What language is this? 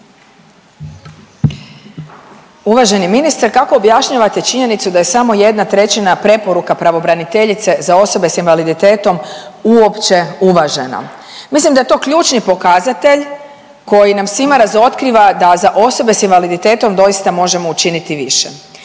Croatian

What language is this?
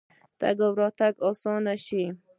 Pashto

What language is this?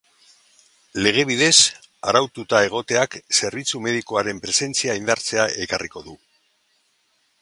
Basque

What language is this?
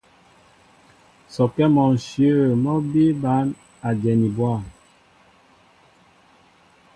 Mbo (Cameroon)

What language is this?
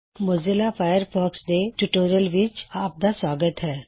Punjabi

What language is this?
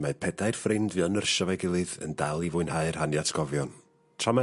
Welsh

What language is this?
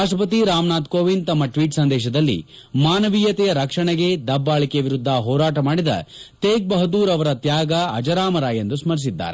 Kannada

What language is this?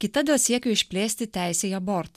Lithuanian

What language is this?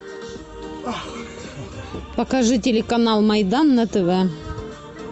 Russian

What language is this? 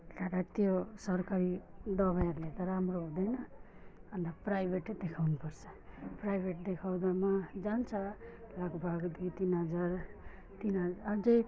Nepali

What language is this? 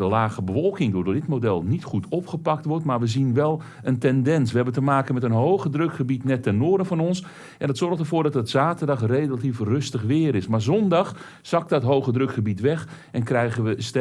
Dutch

